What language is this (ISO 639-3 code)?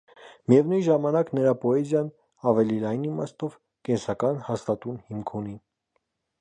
hye